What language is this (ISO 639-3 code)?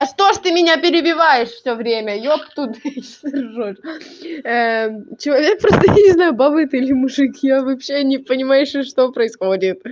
rus